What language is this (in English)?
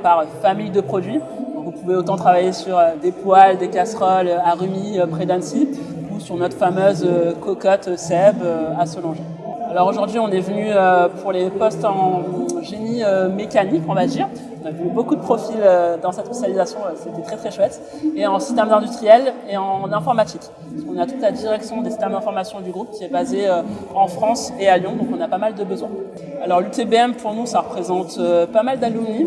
French